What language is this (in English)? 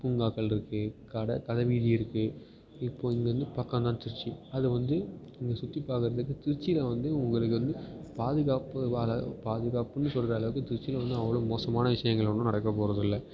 Tamil